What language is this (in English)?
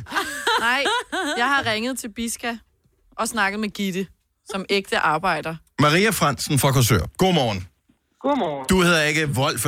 Danish